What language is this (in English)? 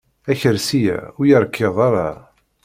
Kabyle